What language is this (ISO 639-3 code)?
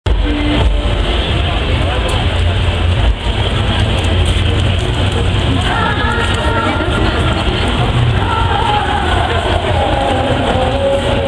ron